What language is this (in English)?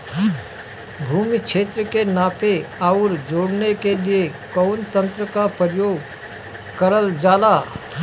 Bhojpuri